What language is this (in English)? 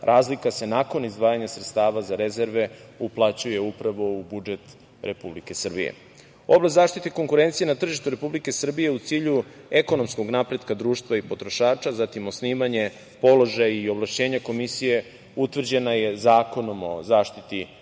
Serbian